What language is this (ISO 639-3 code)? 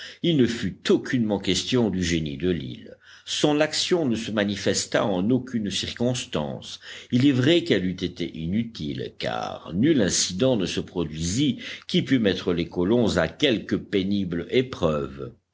fra